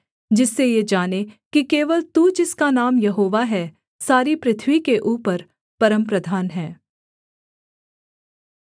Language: Hindi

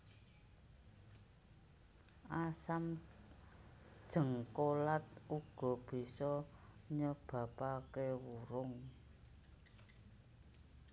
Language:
Javanese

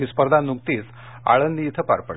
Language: Marathi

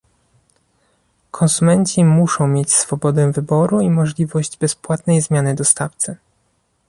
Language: Polish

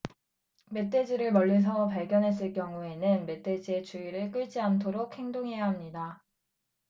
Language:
Korean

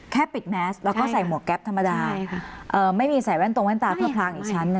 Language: Thai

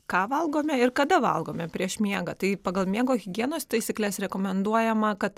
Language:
Lithuanian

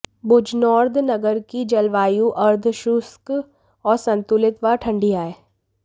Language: Hindi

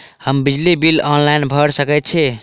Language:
Maithili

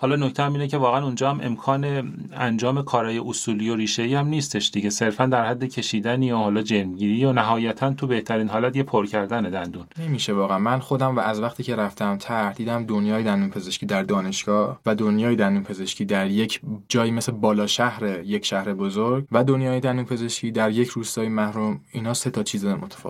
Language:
Persian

